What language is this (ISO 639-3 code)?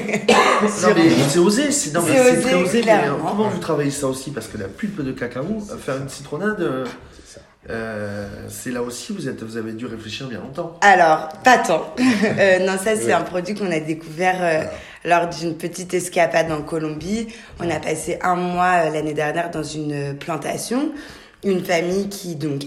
fra